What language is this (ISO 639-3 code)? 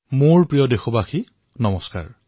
asm